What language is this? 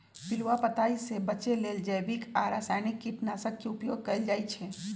Magahi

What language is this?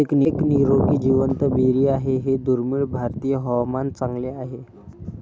Marathi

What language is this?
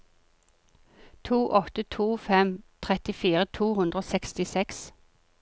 Norwegian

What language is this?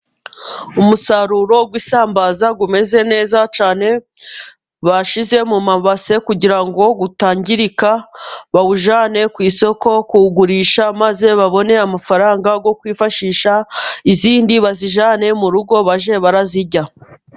Kinyarwanda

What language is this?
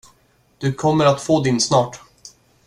Swedish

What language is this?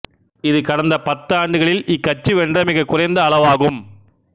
Tamil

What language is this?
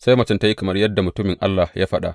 Hausa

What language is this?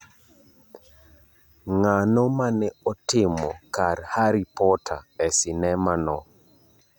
Luo (Kenya and Tanzania)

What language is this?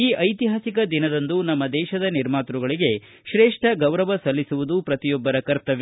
Kannada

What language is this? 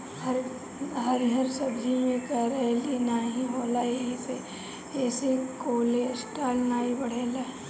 Bhojpuri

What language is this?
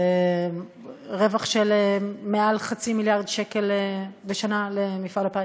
Hebrew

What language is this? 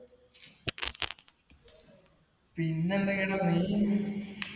Malayalam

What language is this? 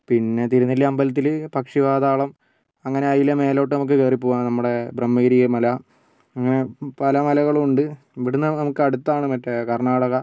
Malayalam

